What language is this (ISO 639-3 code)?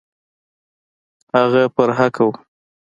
pus